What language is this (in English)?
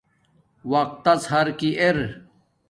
Domaaki